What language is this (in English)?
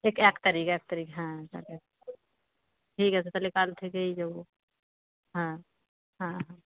Bangla